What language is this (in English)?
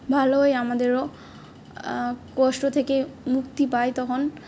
Bangla